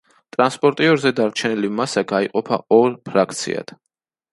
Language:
Georgian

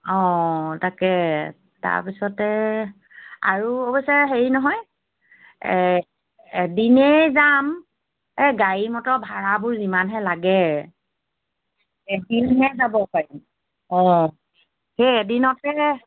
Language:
Assamese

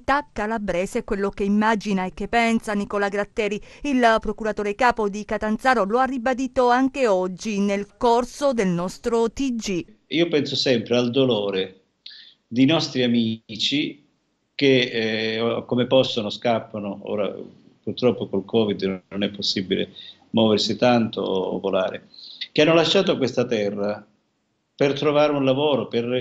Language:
Italian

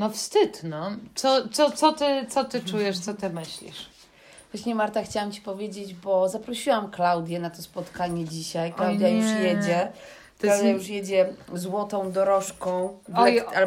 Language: Polish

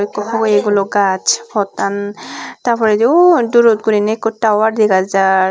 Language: Chakma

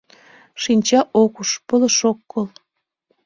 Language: Mari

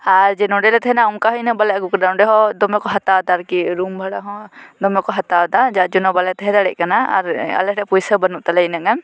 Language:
Santali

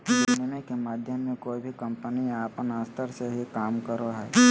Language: Magahi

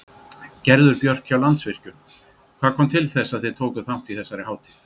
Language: Icelandic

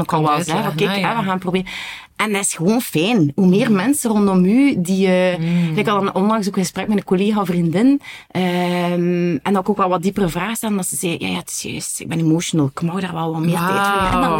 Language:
Dutch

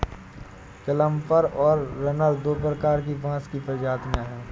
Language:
Hindi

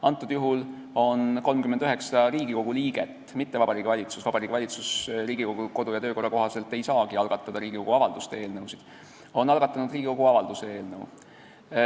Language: Estonian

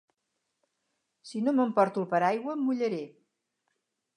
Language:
Catalan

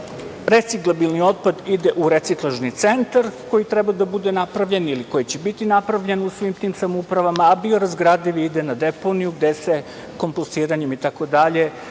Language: Serbian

